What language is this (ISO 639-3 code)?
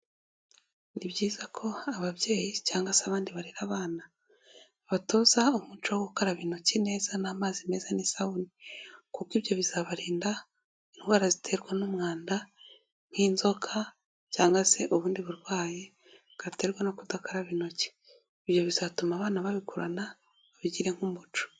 kin